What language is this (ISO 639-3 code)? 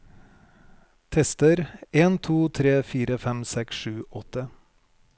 nor